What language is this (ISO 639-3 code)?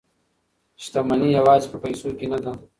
pus